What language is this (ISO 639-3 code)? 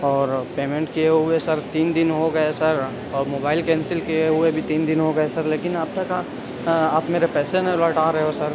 urd